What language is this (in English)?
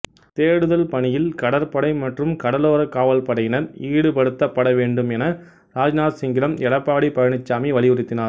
Tamil